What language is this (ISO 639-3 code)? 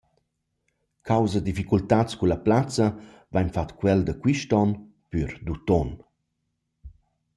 roh